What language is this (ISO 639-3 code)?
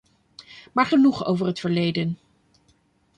nld